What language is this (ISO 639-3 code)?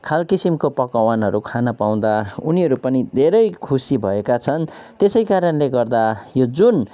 nep